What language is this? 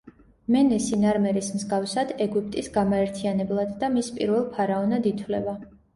Georgian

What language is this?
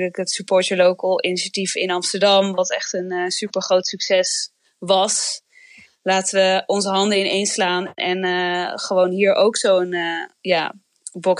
Dutch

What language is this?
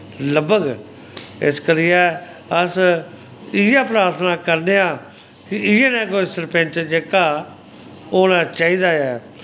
Dogri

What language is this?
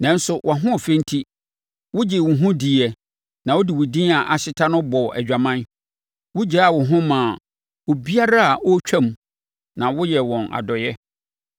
Akan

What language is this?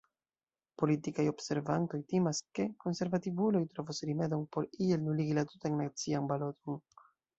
Esperanto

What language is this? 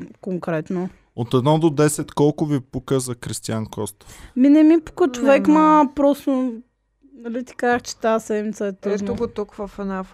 Bulgarian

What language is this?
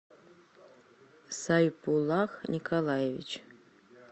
Russian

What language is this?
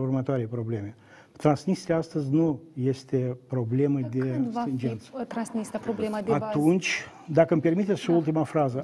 Romanian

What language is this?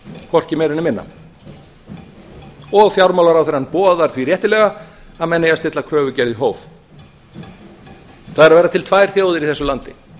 Icelandic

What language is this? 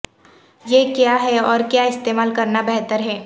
Urdu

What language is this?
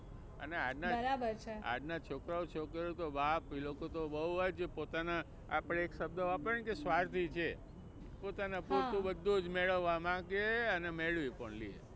Gujarati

